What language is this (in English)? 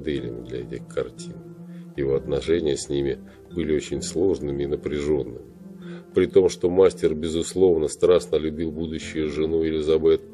Russian